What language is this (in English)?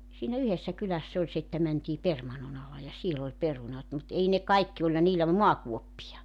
Finnish